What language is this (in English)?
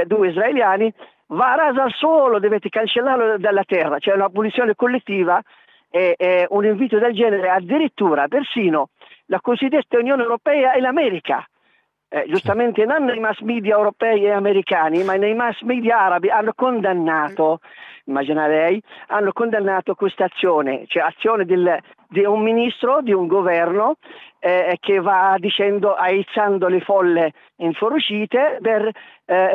Italian